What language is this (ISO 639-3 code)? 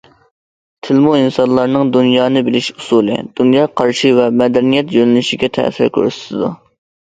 uig